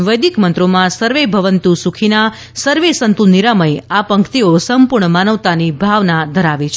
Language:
Gujarati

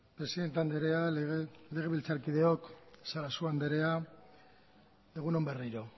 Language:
Basque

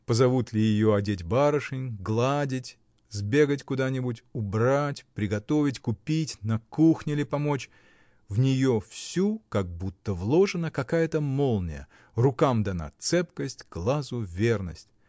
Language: Russian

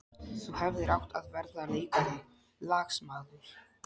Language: Icelandic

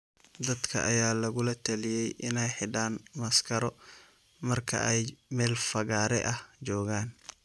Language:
Somali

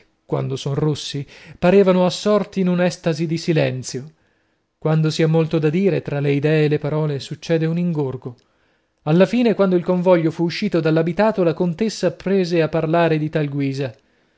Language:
Italian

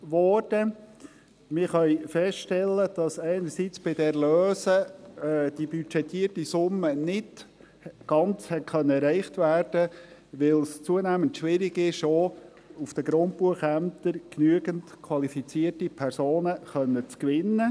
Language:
Swiss German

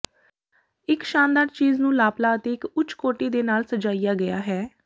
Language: Punjabi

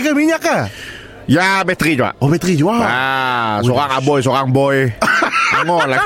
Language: Malay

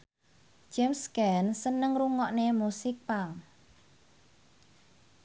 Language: Javanese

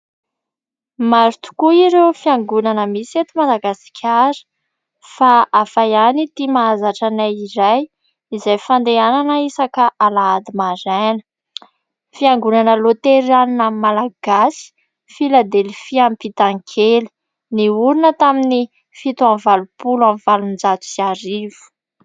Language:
Malagasy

